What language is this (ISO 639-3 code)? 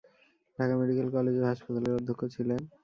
ben